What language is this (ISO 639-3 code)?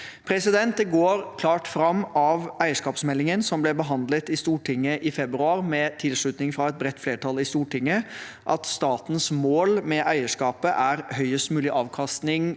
nor